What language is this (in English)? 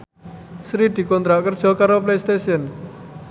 Javanese